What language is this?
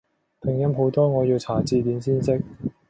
Cantonese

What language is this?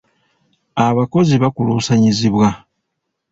Ganda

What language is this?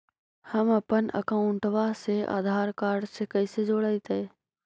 Magahi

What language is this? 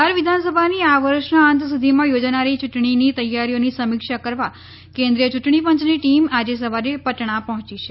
Gujarati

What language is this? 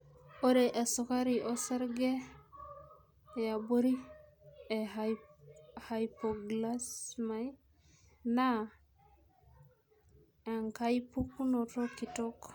Masai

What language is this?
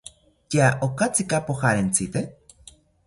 South Ucayali Ashéninka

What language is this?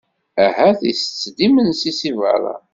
Kabyle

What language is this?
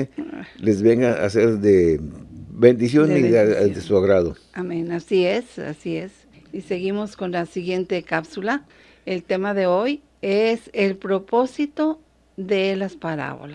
Spanish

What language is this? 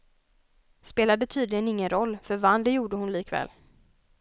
Swedish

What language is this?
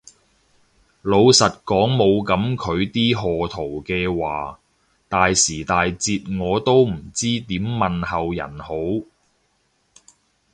Cantonese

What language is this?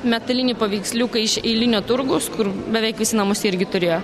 Lithuanian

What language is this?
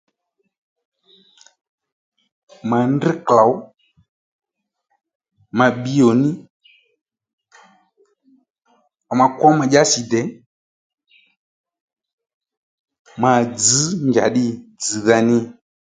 Lendu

